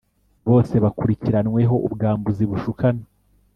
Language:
Kinyarwanda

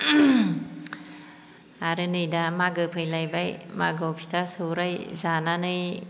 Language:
Bodo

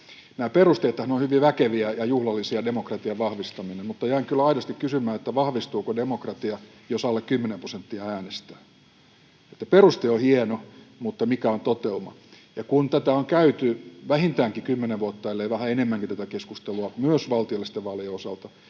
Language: Finnish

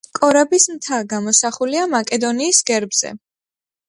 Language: Georgian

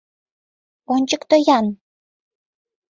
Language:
Mari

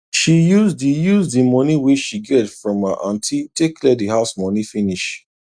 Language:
Nigerian Pidgin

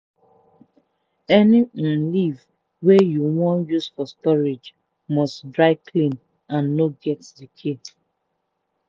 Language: Nigerian Pidgin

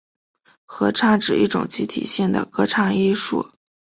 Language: Chinese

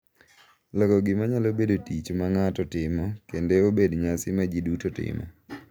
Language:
Luo (Kenya and Tanzania)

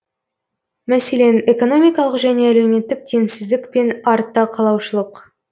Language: Kazakh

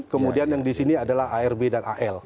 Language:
Indonesian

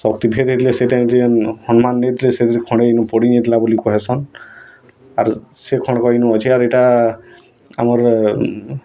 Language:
Odia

